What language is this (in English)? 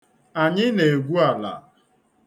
Igbo